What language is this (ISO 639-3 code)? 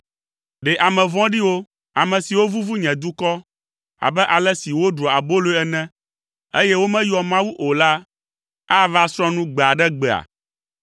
ewe